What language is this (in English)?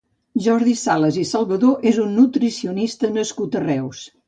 Catalan